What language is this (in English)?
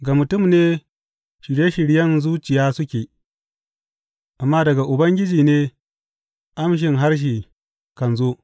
Hausa